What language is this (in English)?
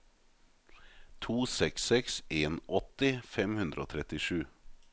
Norwegian